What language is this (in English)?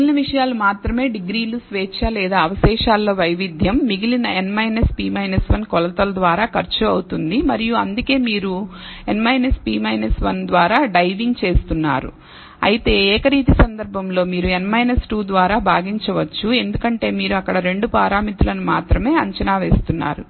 Telugu